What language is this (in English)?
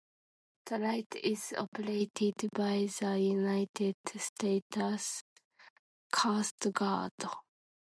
English